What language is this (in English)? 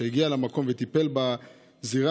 Hebrew